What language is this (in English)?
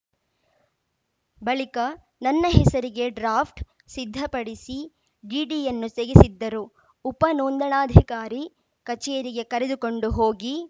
Kannada